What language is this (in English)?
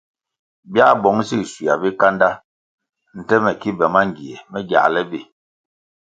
Kwasio